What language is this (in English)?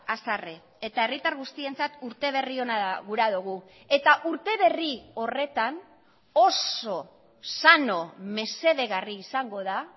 Basque